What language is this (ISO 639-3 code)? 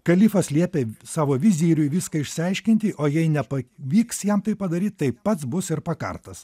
lit